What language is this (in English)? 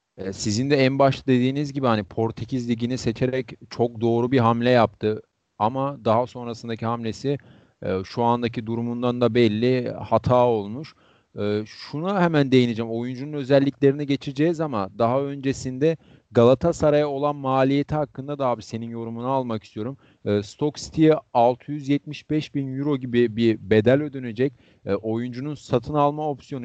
Turkish